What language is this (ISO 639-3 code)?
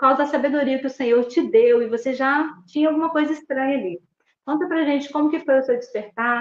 por